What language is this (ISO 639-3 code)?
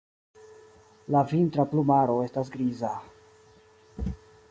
epo